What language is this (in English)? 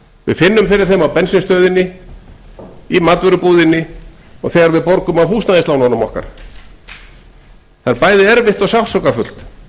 Icelandic